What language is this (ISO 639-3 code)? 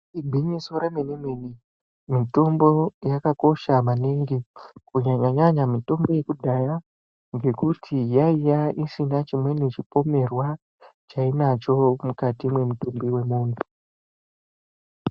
ndc